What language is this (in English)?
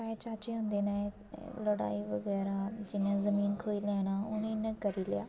Dogri